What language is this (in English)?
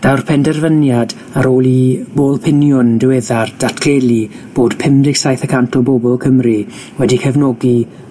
Welsh